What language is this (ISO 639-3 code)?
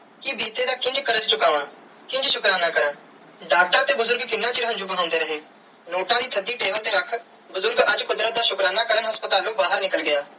pan